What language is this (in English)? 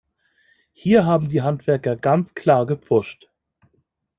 German